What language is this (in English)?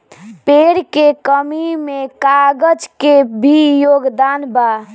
Bhojpuri